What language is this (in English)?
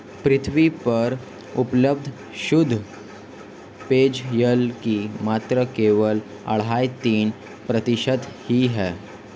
Hindi